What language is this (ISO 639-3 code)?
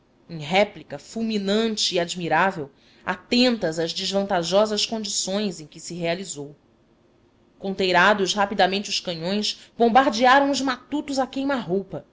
por